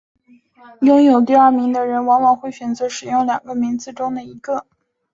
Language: Chinese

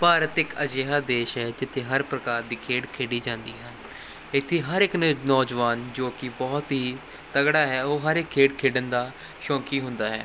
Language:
Punjabi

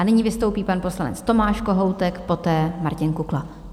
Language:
Czech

